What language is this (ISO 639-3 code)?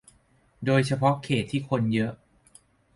tha